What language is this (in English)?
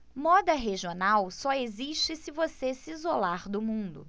Portuguese